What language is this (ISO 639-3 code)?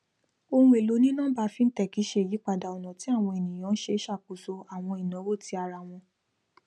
yor